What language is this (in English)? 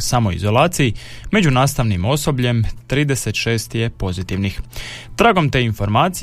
Croatian